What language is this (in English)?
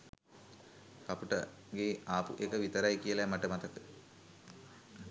Sinhala